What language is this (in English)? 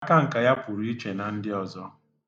Igbo